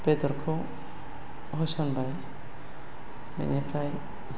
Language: Bodo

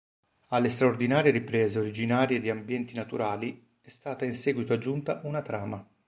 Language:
Italian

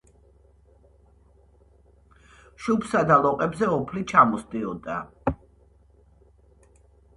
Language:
Georgian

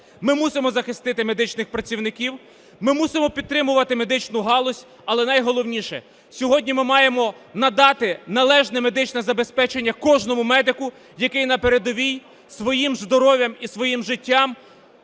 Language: Ukrainian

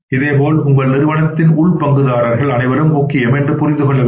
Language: Tamil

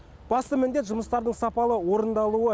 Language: Kazakh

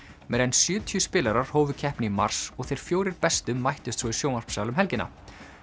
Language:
Icelandic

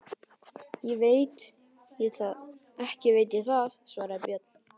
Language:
Icelandic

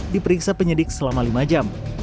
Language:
Indonesian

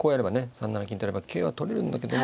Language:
Japanese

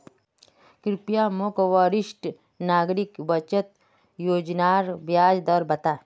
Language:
Magahi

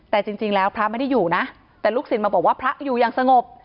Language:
Thai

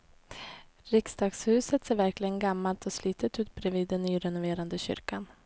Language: Swedish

